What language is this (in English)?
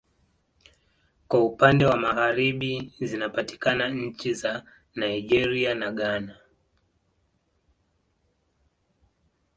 Swahili